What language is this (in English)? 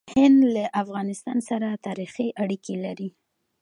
Pashto